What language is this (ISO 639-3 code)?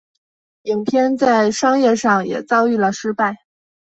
zho